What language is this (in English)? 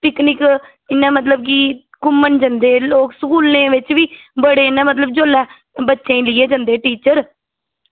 Dogri